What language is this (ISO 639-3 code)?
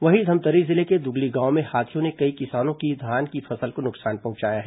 hin